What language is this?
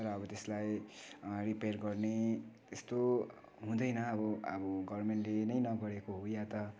Nepali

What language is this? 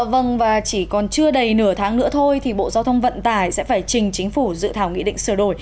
Vietnamese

